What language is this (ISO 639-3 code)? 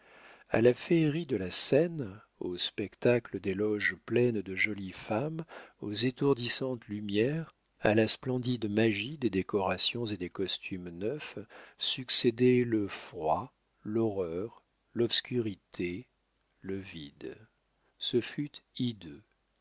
fra